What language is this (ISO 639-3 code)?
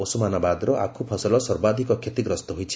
ori